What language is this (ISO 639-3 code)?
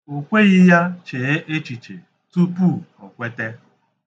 ibo